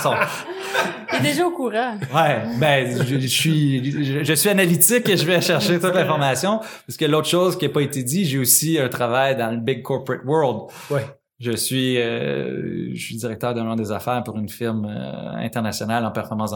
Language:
French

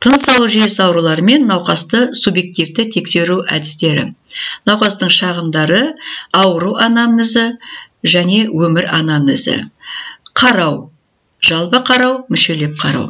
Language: Turkish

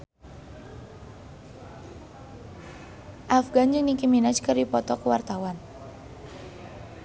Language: Sundanese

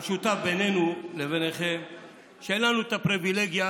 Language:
Hebrew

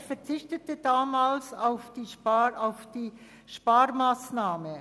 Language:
Swiss German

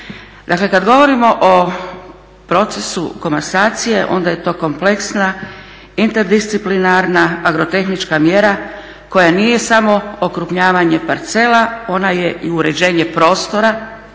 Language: Croatian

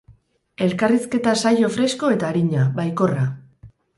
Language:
Basque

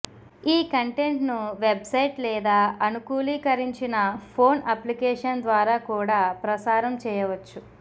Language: Telugu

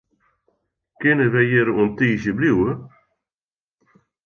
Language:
Western Frisian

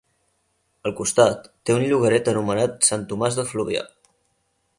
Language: Catalan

